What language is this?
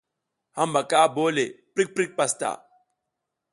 South Giziga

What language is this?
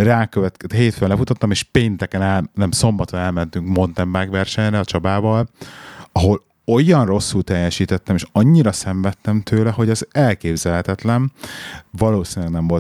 Hungarian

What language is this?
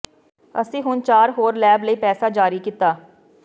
Punjabi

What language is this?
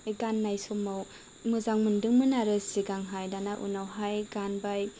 Bodo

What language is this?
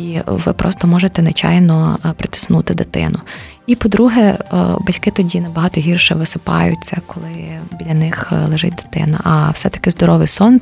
Ukrainian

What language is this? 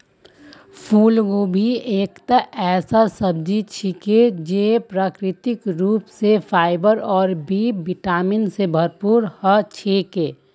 Magahi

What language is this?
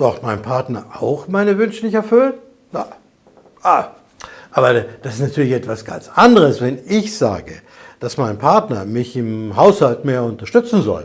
German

